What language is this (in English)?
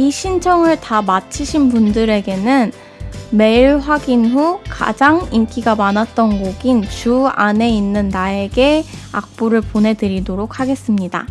Korean